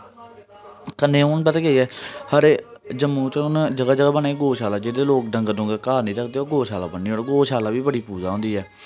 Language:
Dogri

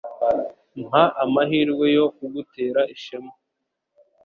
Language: Kinyarwanda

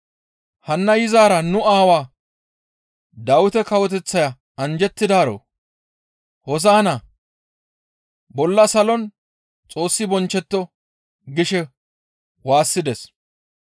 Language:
Gamo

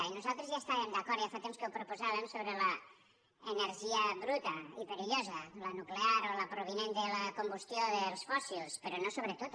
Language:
Catalan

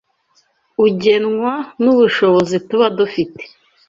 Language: Kinyarwanda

